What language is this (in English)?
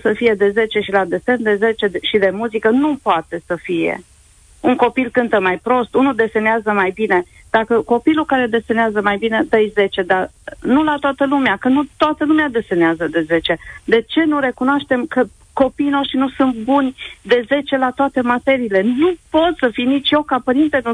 Romanian